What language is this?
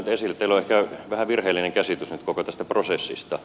Finnish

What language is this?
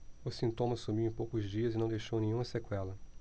Portuguese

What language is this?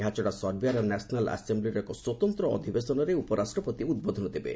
Odia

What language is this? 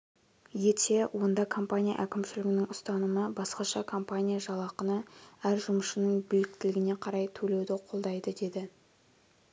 Kazakh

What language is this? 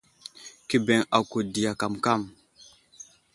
Wuzlam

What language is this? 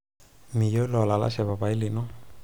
Masai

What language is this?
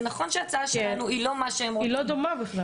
Hebrew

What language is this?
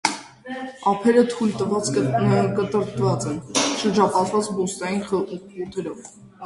Armenian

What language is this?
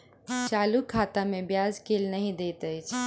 Maithili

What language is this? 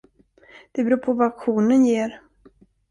Swedish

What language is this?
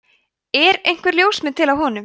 Icelandic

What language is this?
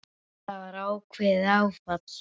Icelandic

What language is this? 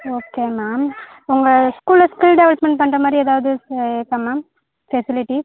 Tamil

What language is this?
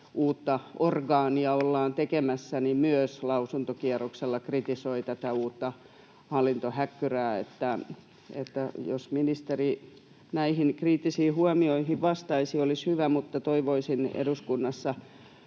Finnish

